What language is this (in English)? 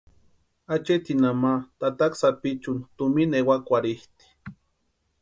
Western Highland Purepecha